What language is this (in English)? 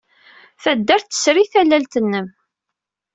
Kabyle